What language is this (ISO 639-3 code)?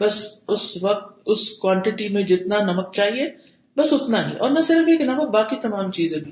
urd